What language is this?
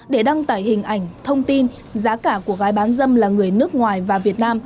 Vietnamese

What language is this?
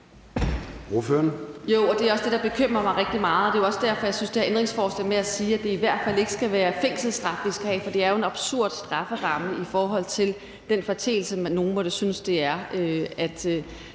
Danish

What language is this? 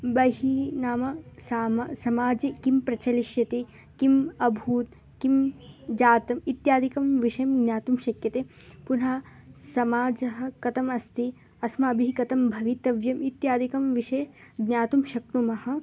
Sanskrit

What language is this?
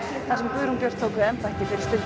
Icelandic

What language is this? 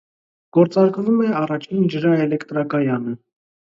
Armenian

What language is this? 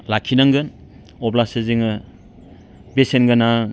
Bodo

